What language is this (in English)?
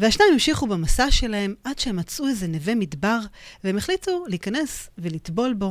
Hebrew